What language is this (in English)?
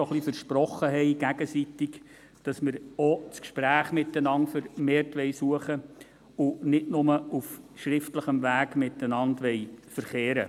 Swiss German